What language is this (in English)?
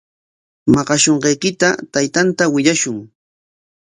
Corongo Ancash Quechua